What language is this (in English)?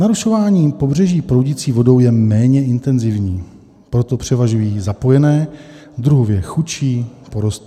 Czech